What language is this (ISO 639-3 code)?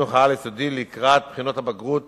heb